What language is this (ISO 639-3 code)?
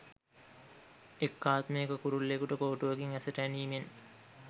sin